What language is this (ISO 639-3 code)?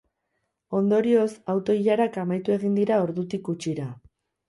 eus